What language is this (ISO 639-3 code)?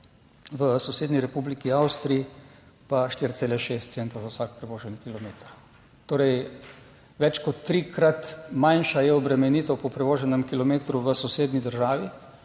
slv